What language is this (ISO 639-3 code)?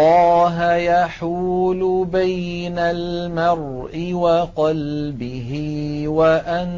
ara